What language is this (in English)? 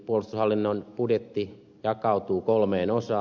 Finnish